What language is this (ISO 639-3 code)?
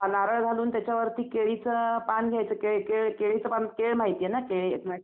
mar